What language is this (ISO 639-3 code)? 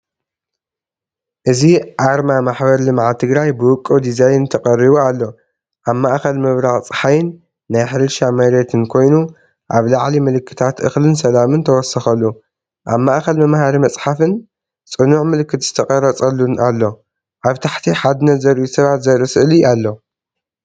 tir